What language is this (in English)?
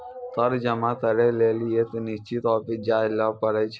Maithili